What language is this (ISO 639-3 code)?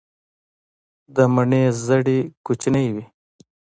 pus